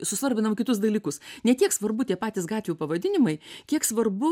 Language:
Lithuanian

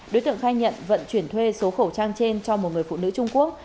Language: Vietnamese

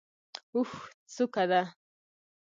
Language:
Pashto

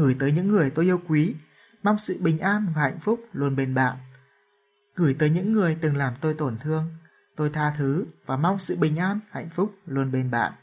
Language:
Vietnamese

